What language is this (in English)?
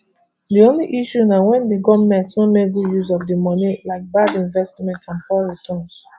Nigerian Pidgin